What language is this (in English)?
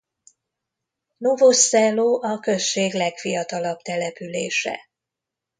Hungarian